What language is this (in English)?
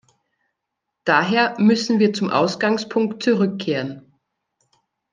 German